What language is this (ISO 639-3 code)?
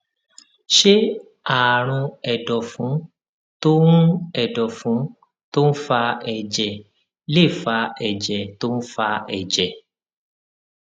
yor